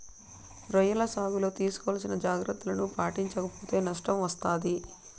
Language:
Telugu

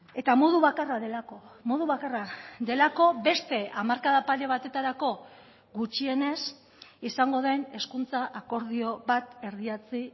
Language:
Basque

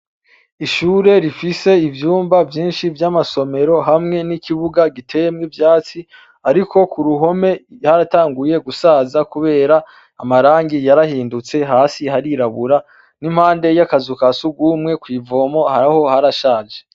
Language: Rundi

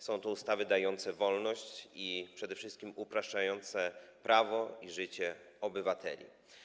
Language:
Polish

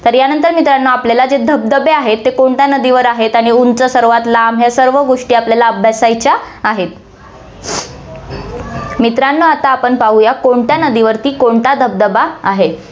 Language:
Marathi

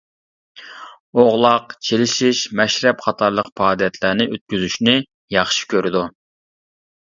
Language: Uyghur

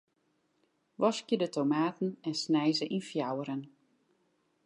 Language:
Western Frisian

